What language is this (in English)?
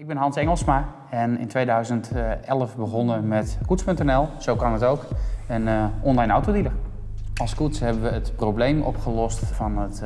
Dutch